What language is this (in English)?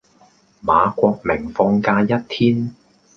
Cantonese